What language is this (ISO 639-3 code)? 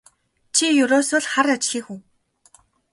mon